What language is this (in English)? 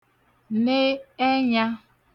Igbo